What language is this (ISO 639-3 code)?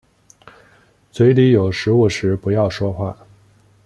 zho